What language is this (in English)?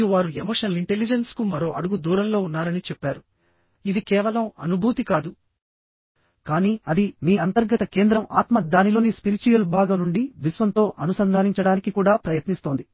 Telugu